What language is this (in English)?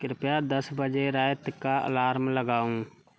Maithili